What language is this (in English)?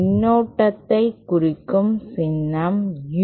Tamil